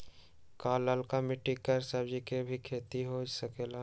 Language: Magahi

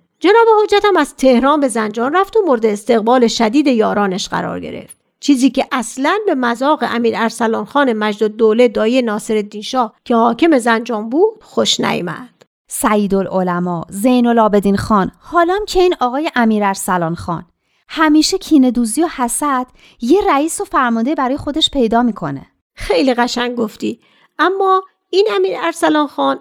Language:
Persian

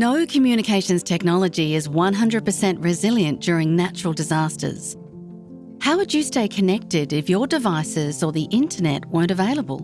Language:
English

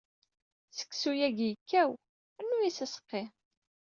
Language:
Kabyle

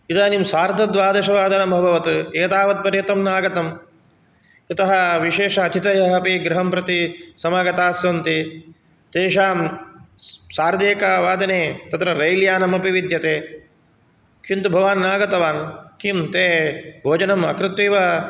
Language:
Sanskrit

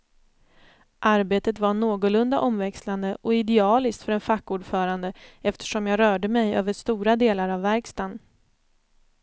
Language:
Swedish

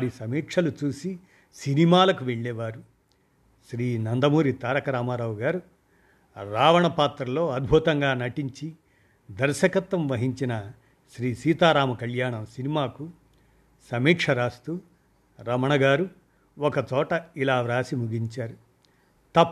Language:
Telugu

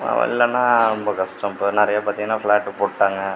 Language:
Tamil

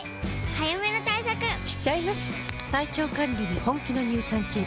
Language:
Japanese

